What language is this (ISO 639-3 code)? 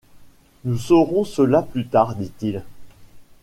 fra